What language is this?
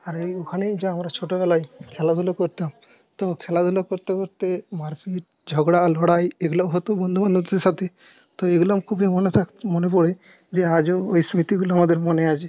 Bangla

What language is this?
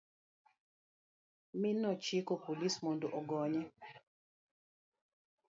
Luo (Kenya and Tanzania)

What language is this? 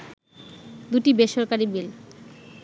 Bangla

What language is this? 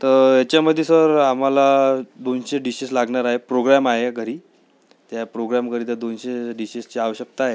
Marathi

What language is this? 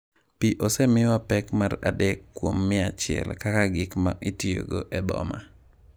Luo (Kenya and Tanzania)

